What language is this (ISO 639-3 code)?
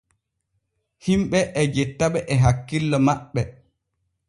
fue